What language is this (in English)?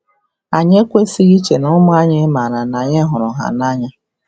Igbo